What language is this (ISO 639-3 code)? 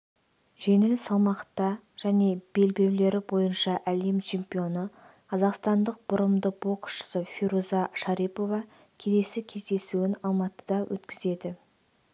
kaz